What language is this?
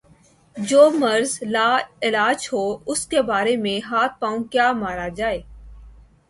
Urdu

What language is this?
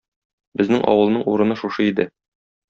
Tatar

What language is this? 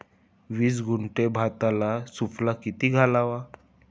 Marathi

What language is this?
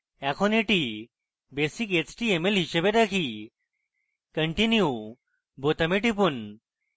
Bangla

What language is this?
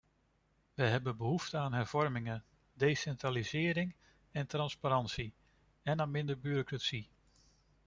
Dutch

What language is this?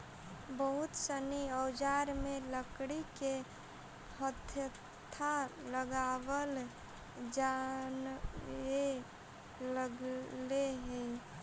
Magahi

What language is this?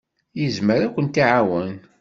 Kabyle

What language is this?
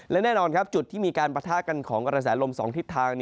Thai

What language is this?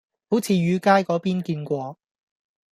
Cantonese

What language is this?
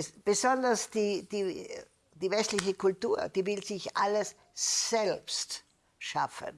German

